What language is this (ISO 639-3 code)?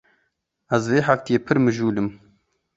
kur